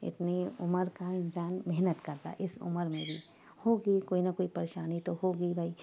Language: Urdu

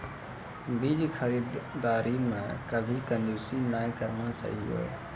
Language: Maithili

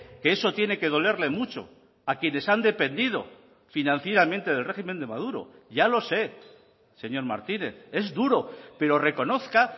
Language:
Spanish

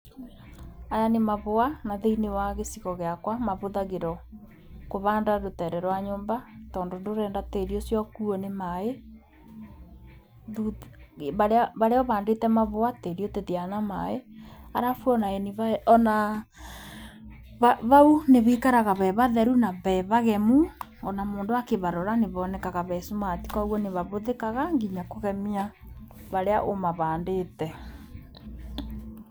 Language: Kikuyu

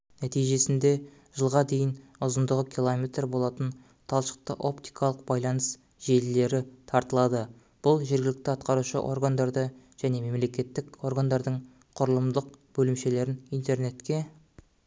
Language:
Kazakh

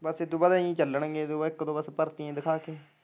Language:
Punjabi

